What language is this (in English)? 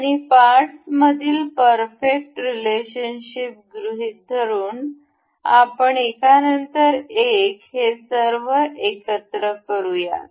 Marathi